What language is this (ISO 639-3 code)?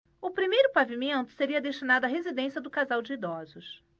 por